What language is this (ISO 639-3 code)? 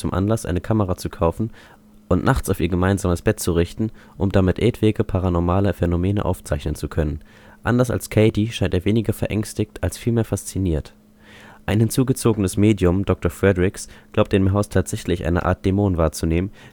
deu